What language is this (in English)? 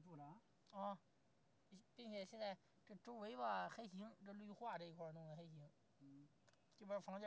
Chinese